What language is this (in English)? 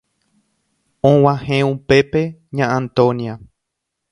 Guarani